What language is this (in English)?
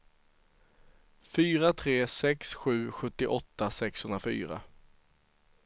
Swedish